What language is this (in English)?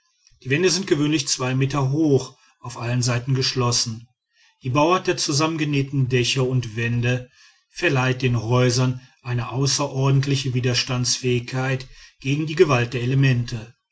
German